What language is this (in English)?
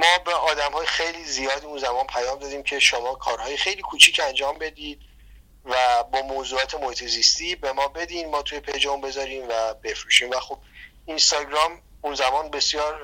Persian